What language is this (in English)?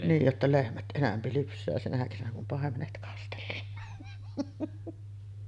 Finnish